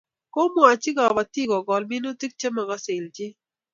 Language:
Kalenjin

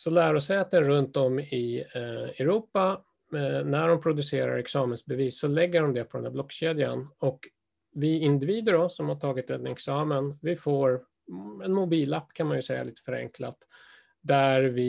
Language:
Swedish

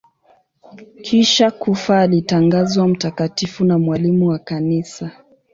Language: Swahili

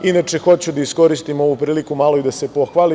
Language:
Serbian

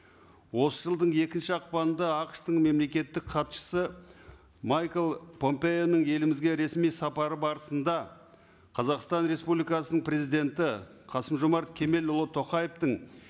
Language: Kazakh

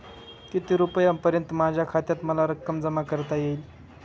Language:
Marathi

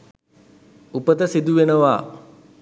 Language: Sinhala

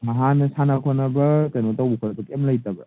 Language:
Manipuri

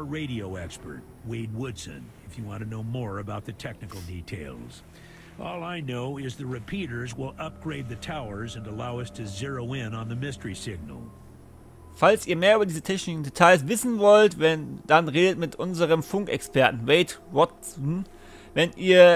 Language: German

